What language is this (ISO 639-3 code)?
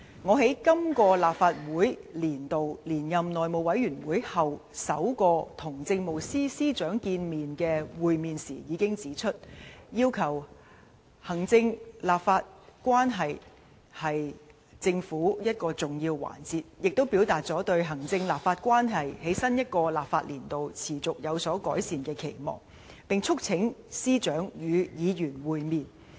yue